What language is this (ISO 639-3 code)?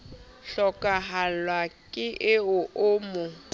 sot